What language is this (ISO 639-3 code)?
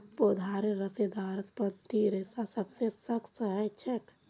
mag